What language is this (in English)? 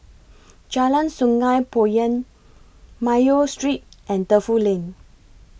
English